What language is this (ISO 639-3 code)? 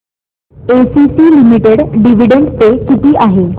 mar